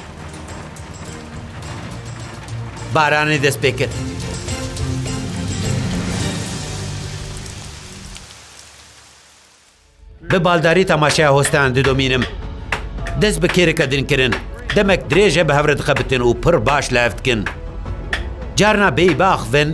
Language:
Arabic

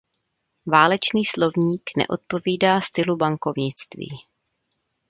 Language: Czech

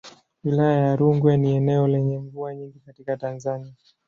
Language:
Swahili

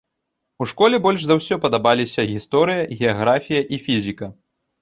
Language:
Belarusian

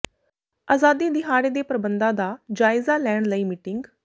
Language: Punjabi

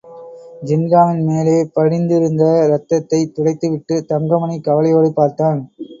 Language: Tamil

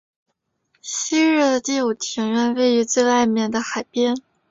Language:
Chinese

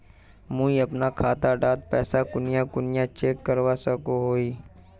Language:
Magahi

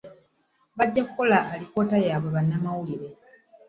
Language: Ganda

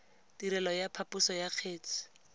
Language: Tswana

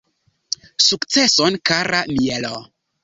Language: Esperanto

